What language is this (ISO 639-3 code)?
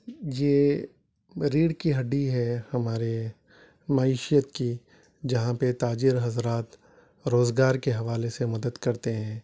urd